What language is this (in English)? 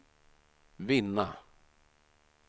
Swedish